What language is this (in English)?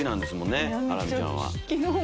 Japanese